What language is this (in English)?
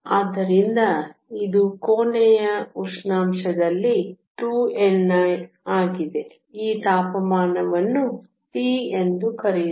Kannada